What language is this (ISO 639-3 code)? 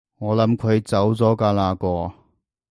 yue